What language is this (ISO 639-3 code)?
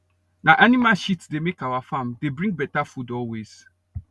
pcm